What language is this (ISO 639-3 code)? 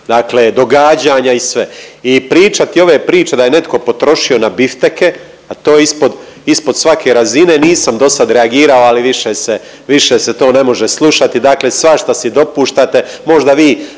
hrv